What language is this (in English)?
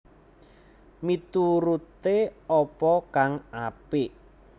Javanese